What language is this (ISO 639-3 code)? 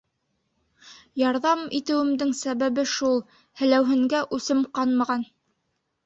bak